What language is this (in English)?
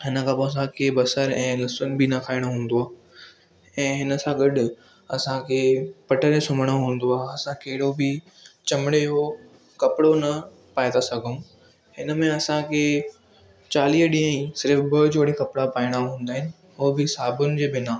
Sindhi